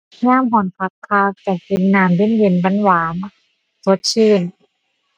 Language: Thai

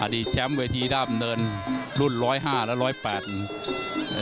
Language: Thai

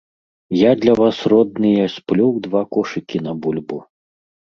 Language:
Belarusian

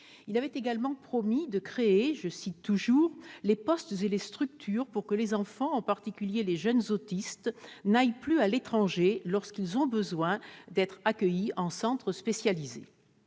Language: French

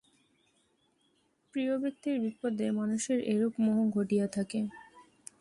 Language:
Bangla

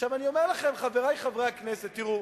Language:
Hebrew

